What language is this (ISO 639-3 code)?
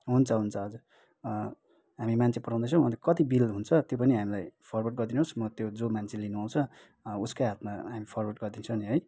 nep